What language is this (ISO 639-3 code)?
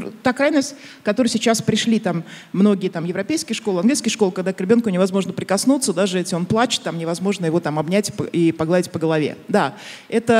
rus